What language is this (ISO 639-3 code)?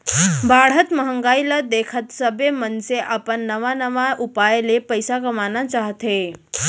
hne